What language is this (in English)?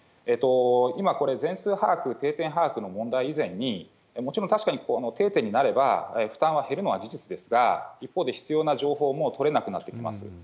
Japanese